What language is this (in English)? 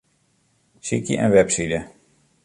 Western Frisian